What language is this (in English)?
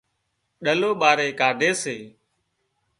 Wadiyara Koli